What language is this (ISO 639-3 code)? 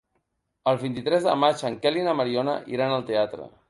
cat